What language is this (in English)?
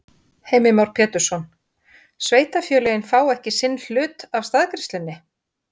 Icelandic